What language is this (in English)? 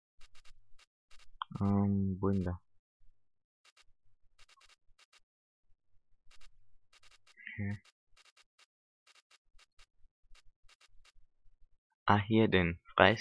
German